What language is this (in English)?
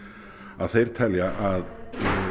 Icelandic